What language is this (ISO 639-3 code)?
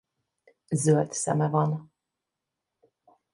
hun